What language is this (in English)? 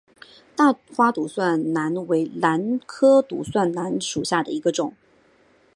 Chinese